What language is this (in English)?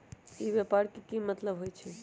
Magahi